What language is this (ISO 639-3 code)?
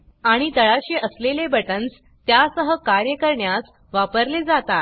mar